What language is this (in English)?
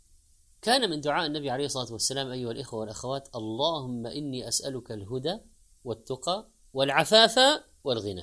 Arabic